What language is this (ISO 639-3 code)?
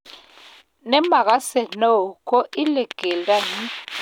kln